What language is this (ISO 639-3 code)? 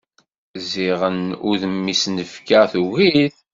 kab